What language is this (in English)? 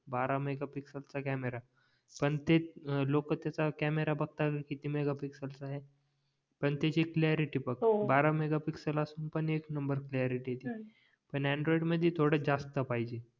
Marathi